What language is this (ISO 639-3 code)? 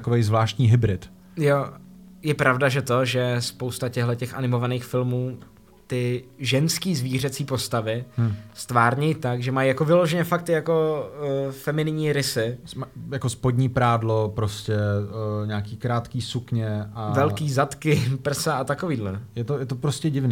ces